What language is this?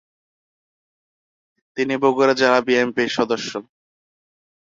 Bangla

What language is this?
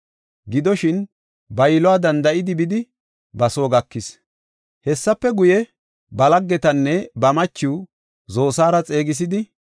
Gofa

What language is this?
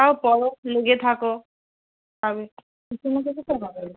Bangla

